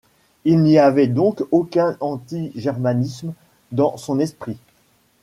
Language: French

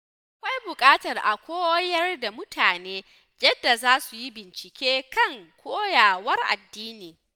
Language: Hausa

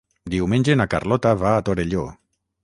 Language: Catalan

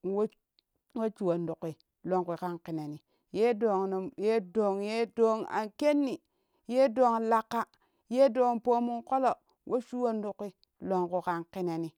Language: Kushi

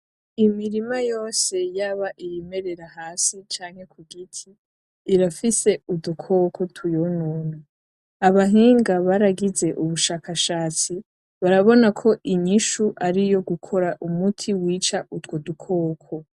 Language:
Rundi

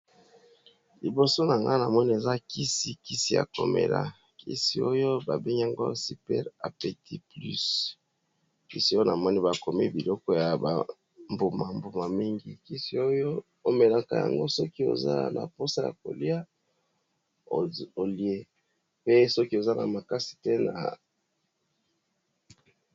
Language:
Lingala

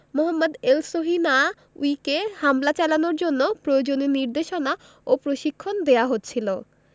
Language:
Bangla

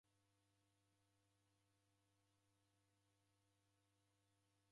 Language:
Taita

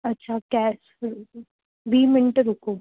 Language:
Sindhi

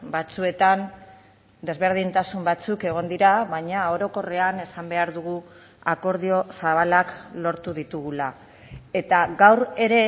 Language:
Basque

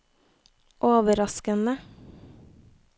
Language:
Norwegian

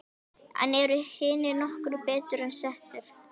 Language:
Icelandic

